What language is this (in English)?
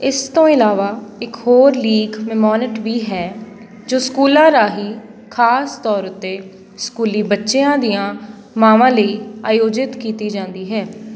Punjabi